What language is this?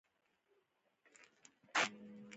Pashto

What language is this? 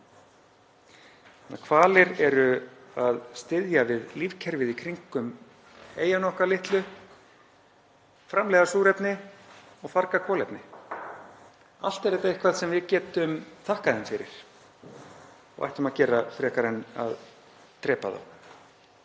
Icelandic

